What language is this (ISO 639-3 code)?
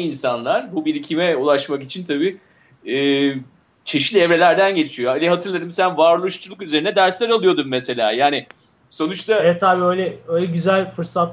tur